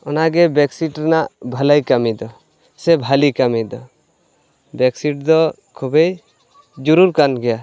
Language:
Santali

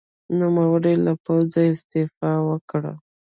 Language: Pashto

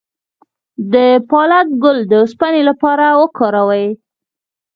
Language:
Pashto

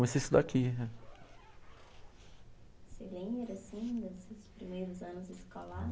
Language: Portuguese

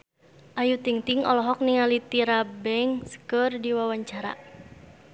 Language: Sundanese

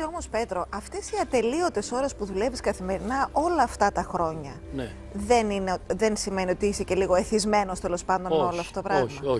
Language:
Greek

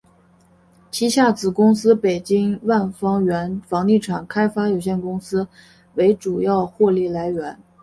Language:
Chinese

